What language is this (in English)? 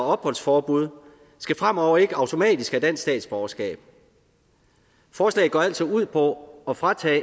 Danish